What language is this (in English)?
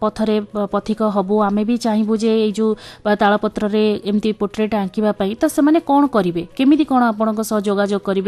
Hindi